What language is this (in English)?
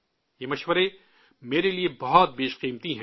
Urdu